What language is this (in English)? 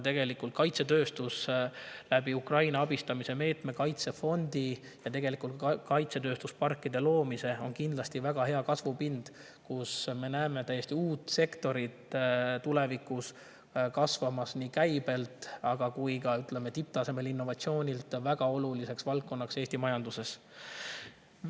Estonian